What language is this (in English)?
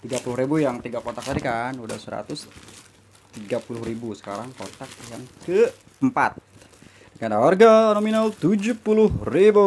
Indonesian